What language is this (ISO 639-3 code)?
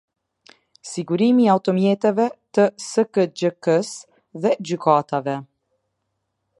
sqi